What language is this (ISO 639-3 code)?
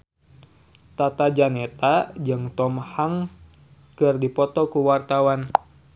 sun